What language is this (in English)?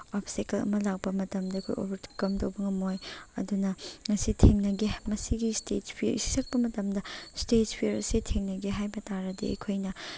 Manipuri